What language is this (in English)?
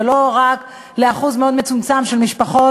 Hebrew